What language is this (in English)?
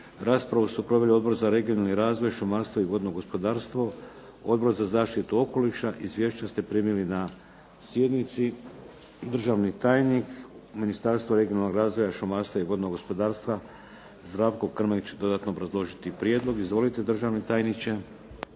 Croatian